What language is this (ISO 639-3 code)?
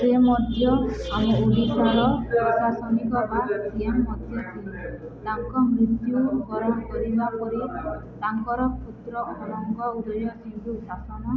ori